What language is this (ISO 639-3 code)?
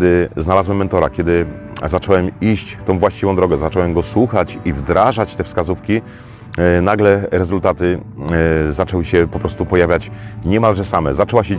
pol